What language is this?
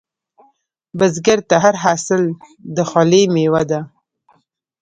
Pashto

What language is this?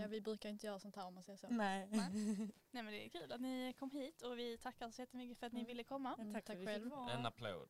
Swedish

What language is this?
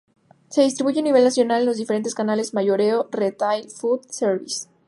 Spanish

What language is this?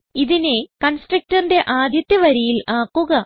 Malayalam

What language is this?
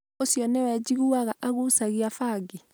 Kikuyu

